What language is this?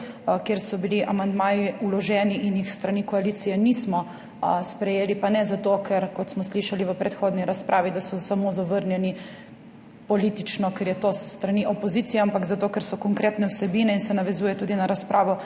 Slovenian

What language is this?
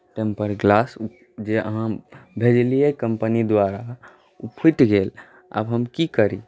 Maithili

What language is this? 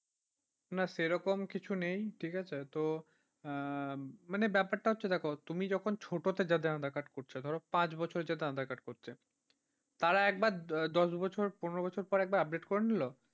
Bangla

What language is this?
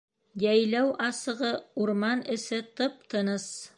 Bashkir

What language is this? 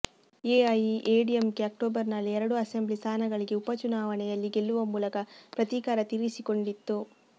Kannada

